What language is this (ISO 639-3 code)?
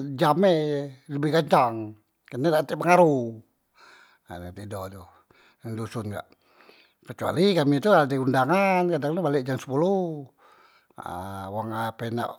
mui